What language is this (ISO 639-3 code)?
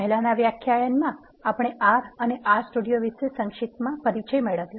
guj